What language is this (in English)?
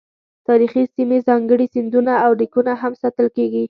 Pashto